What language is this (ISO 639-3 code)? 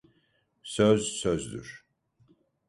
tur